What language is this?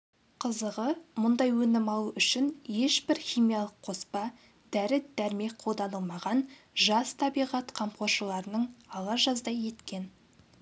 Kazakh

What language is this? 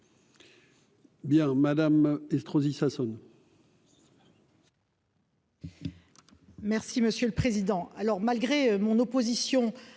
French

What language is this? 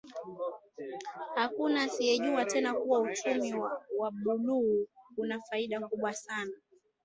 Swahili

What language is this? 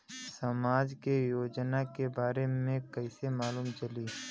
Bhojpuri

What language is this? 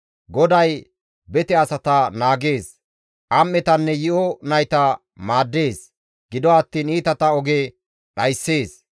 Gamo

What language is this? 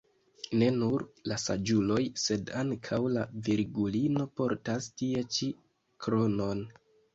Esperanto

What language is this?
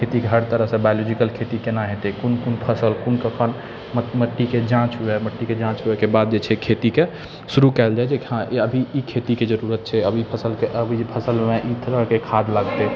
Maithili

